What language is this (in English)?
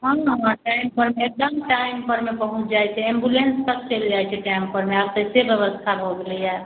Maithili